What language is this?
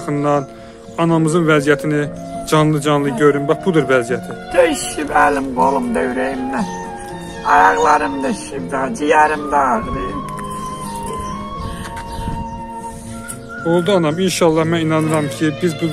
Turkish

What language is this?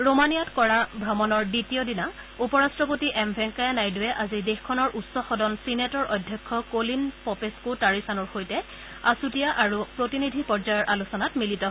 Assamese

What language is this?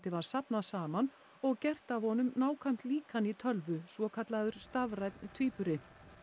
Icelandic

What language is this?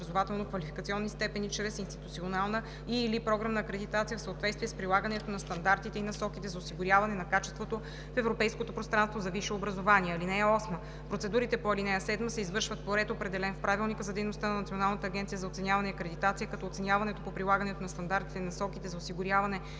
Bulgarian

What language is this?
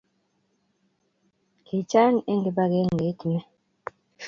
Kalenjin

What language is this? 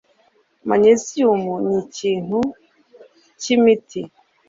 Kinyarwanda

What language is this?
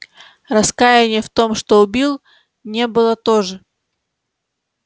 Russian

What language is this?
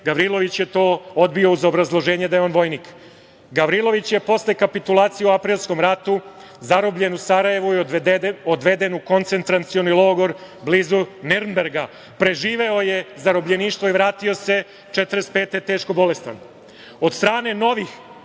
Serbian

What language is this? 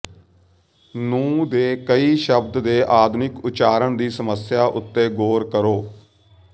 Punjabi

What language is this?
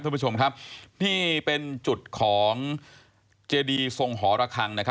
Thai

